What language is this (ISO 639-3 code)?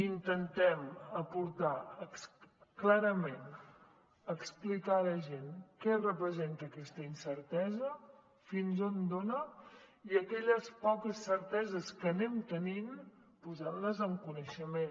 cat